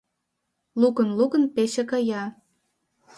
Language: Mari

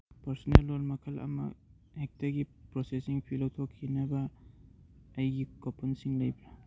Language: Manipuri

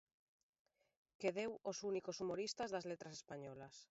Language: Galician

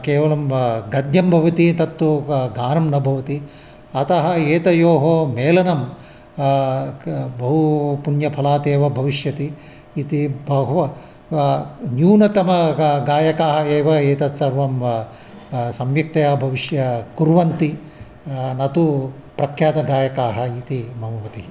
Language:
Sanskrit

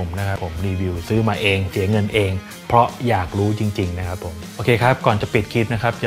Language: Thai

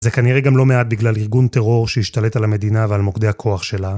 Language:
Hebrew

